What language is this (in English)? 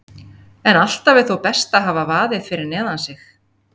Icelandic